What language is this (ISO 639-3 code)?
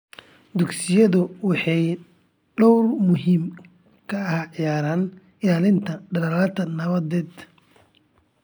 som